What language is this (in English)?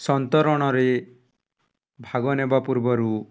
Odia